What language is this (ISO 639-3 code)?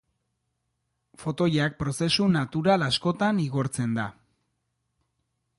eus